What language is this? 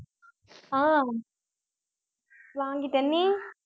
Tamil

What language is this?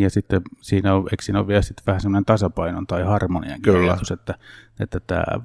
Finnish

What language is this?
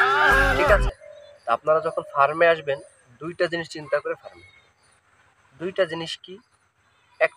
Bangla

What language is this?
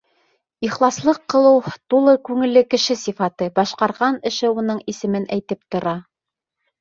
Bashkir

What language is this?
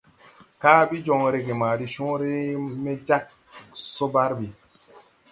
Tupuri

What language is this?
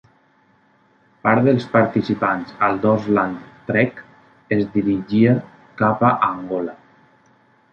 Catalan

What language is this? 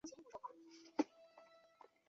Chinese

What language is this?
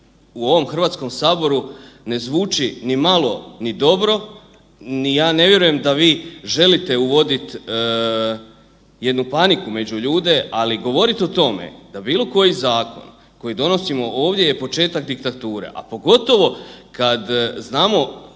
Croatian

